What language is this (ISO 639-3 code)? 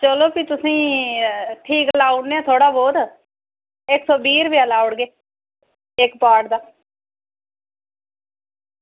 doi